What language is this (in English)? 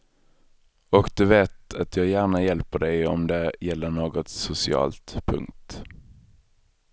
Swedish